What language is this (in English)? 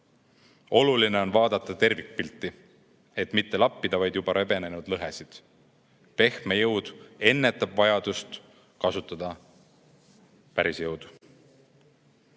Estonian